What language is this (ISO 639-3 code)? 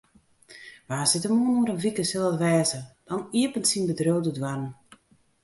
fry